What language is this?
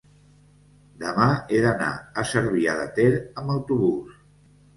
Catalan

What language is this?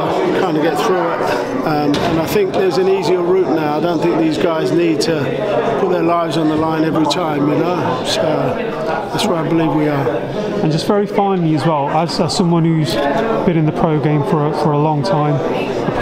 English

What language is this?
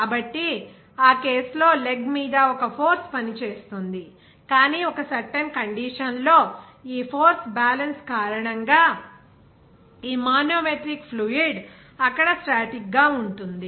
Telugu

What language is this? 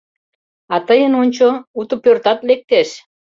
Mari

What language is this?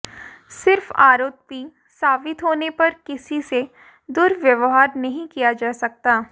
Hindi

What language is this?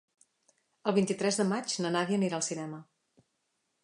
Catalan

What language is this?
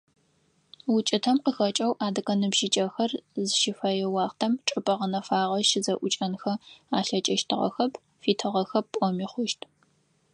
Adyghe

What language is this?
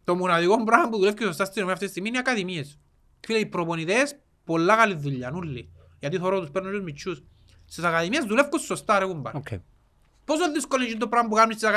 Greek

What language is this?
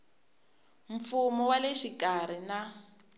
Tsonga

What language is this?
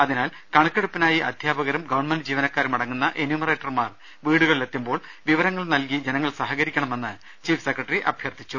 Malayalam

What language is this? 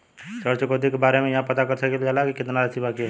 Bhojpuri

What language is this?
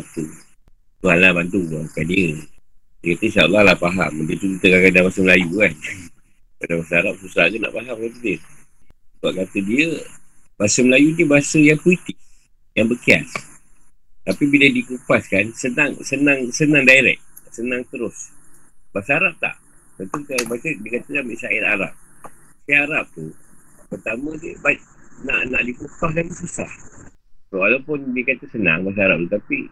Malay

